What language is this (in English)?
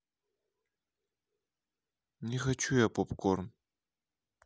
Russian